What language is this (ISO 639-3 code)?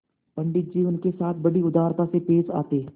hin